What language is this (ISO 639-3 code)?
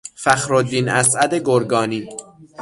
fas